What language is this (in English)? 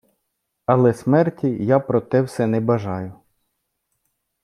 Ukrainian